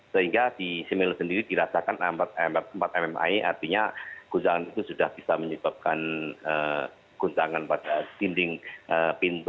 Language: Indonesian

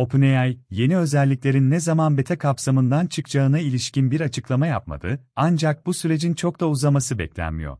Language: Turkish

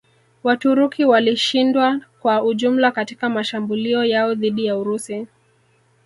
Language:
Swahili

